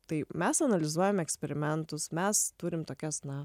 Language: Lithuanian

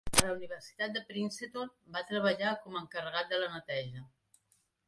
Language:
Catalan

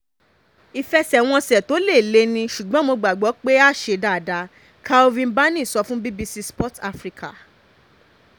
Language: Yoruba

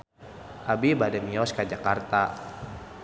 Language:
Sundanese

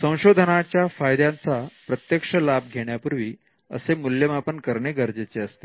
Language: Marathi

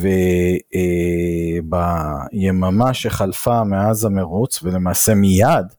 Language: Hebrew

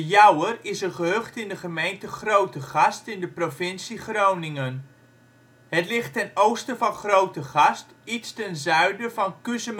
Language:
Dutch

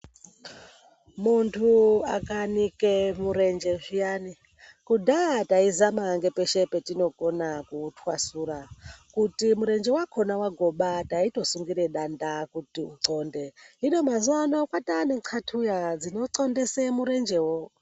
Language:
Ndau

